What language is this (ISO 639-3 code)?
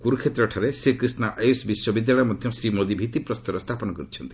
ori